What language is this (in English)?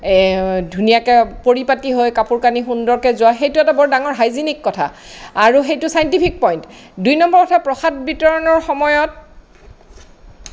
Assamese